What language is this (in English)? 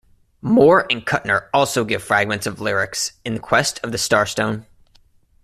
English